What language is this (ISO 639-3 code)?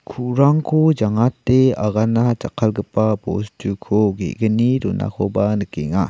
grt